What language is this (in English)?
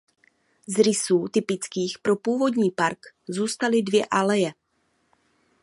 Czech